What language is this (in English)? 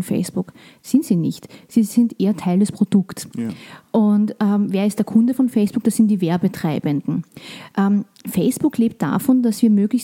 German